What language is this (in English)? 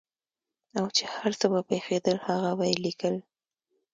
Pashto